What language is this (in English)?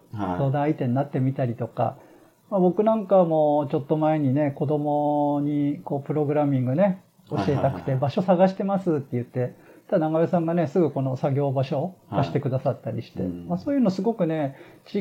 Japanese